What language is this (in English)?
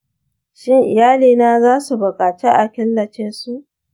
Hausa